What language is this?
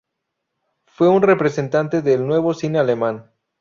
Spanish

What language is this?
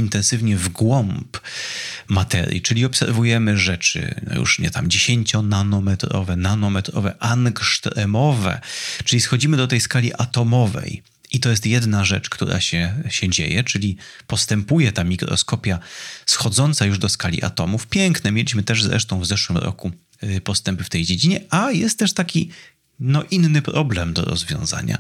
Polish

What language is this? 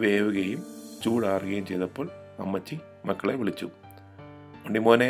Malayalam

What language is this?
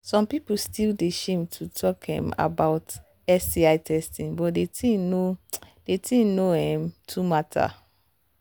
Nigerian Pidgin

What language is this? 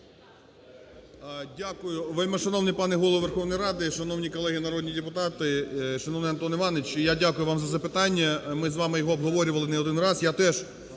Ukrainian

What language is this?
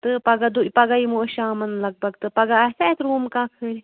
Kashmiri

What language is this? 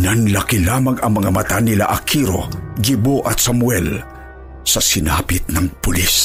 Filipino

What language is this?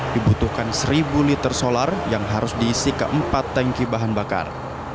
Indonesian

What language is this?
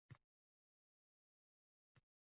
Uzbek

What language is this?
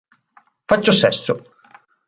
Italian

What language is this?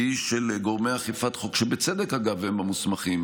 Hebrew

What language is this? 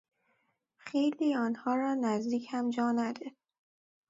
Persian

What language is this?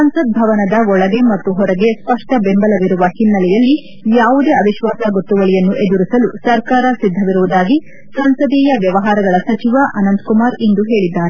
Kannada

